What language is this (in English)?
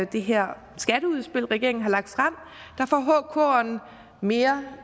Danish